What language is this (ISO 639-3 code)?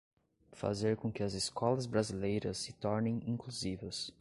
por